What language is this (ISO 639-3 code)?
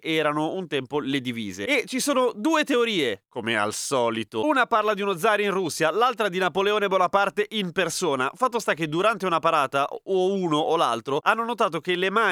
ita